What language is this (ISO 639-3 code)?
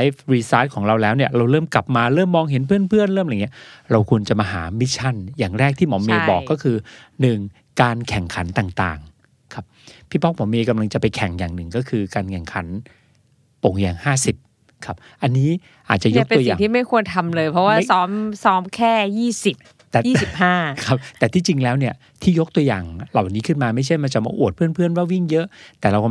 tha